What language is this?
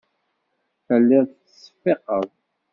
Kabyle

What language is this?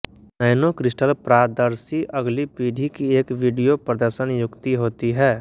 Hindi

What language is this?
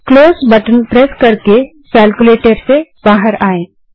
Hindi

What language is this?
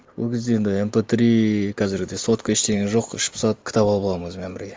Kazakh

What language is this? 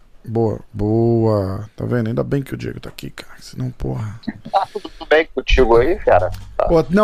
Portuguese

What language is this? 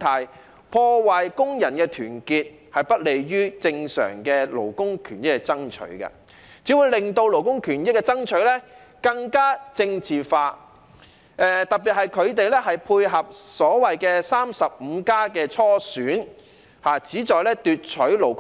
Cantonese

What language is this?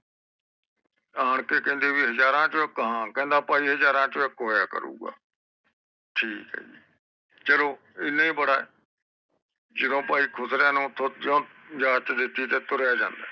Punjabi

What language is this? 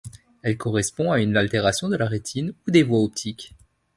French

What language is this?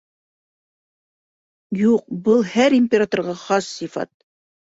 Bashkir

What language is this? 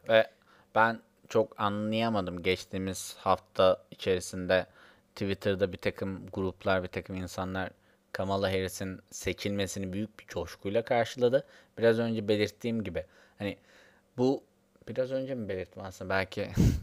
Turkish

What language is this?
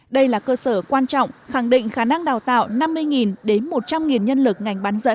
Vietnamese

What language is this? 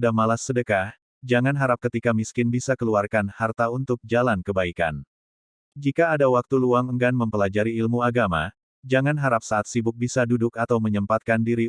Indonesian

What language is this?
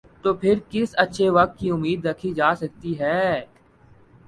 Urdu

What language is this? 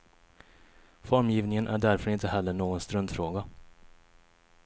Swedish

